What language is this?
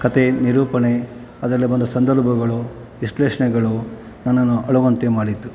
Kannada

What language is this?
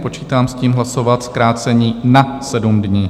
Czech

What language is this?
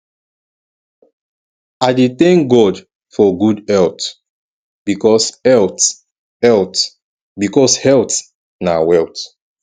Nigerian Pidgin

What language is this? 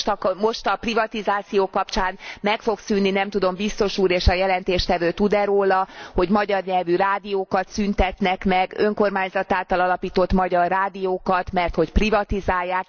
Hungarian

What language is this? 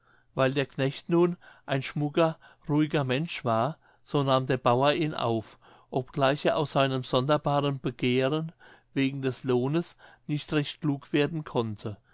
German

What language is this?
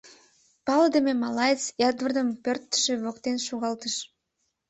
Mari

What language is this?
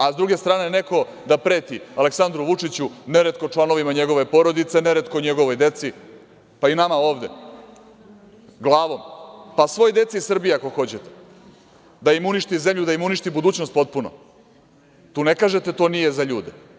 Serbian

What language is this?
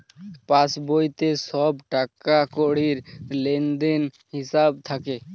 Bangla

